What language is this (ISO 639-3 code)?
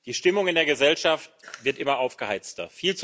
deu